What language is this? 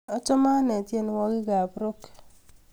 Kalenjin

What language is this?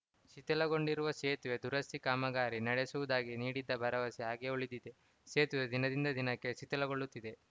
Kannada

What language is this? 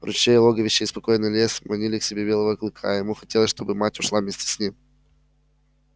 Russian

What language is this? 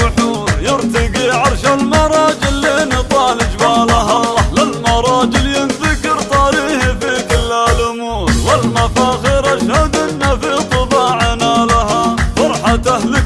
Arabic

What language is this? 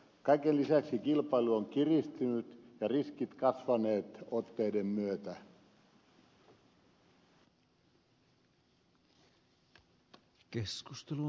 Finnish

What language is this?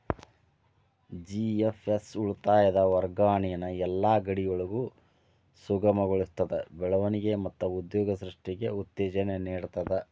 Kannada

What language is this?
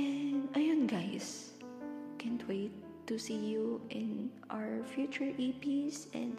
Filipino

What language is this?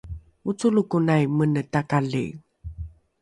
Rukai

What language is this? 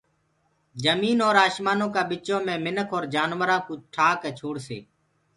Gurgula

